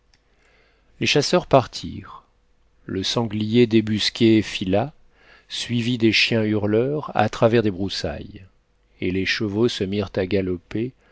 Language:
French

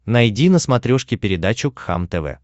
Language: Russian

